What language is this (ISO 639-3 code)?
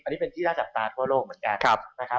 tha